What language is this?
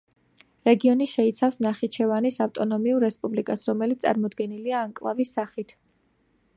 Georgian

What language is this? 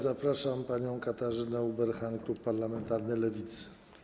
Polish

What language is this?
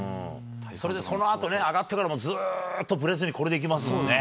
Japanese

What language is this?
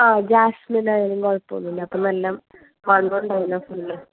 Malayalam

